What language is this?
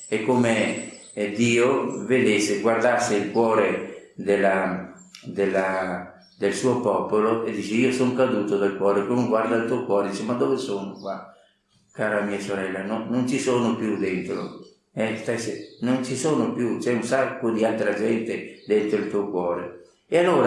Italian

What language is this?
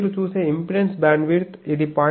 Telugu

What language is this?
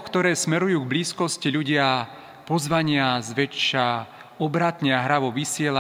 Slovak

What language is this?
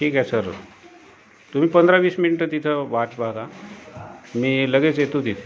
Marathi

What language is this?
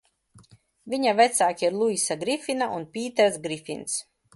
Latvian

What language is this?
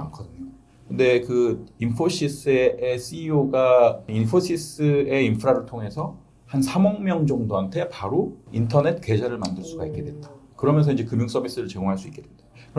Korean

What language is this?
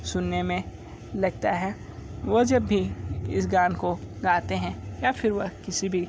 Hindi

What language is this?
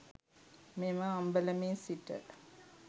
Sinhala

